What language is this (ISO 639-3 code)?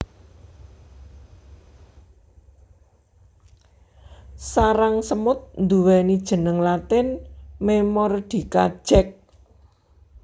jav